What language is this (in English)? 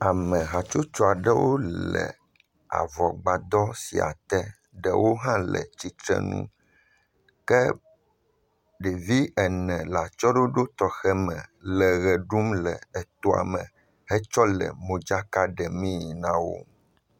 Ewe